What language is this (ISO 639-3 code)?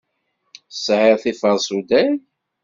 kab